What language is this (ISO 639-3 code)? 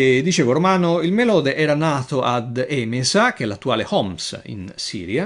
ita